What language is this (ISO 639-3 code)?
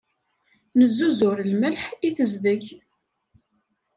kab